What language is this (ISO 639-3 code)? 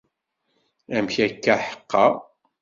kab